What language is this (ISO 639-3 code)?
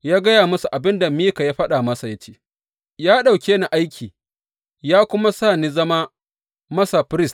hau